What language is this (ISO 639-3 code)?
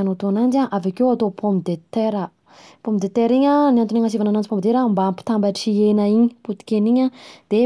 bzc